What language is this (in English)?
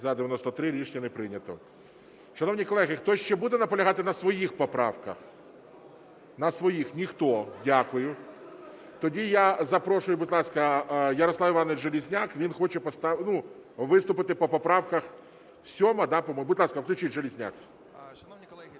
Ukrainian